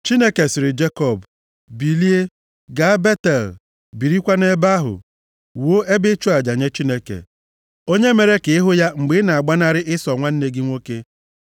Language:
Igbo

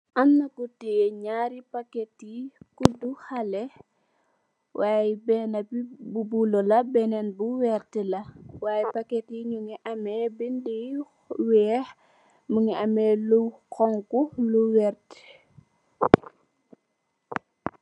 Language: Wolof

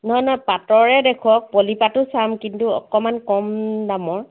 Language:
Assamese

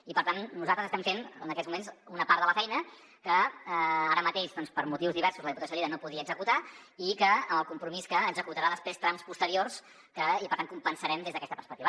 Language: Catalan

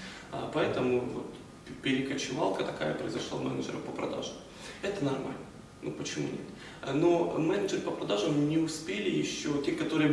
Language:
Russian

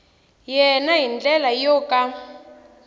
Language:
Tsonga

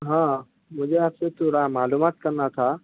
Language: Urdu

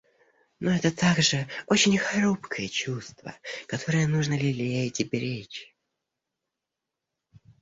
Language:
Russian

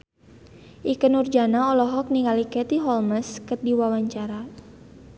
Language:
Sundanese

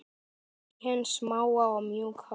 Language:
Icelandic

